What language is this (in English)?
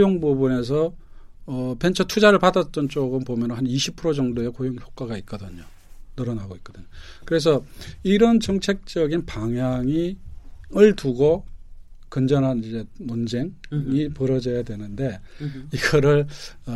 Korean